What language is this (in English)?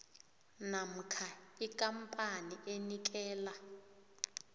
South Ndebele